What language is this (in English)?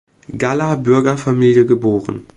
German